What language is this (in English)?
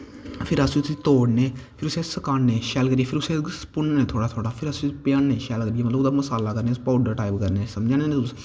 Dogri